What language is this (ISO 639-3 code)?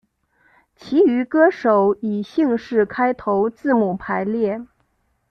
zho